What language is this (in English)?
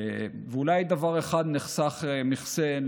Hebrew